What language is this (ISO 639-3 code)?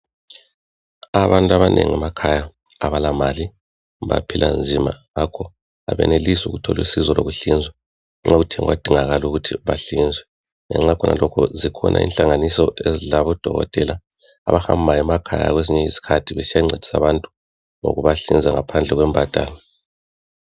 nde